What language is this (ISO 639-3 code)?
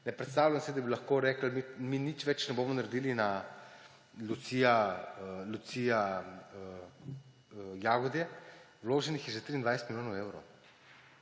slv